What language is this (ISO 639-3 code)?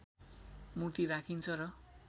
nep